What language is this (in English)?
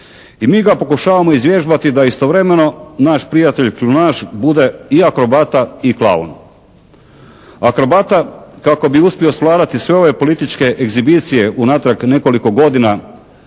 Croatian